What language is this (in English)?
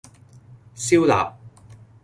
Cantonese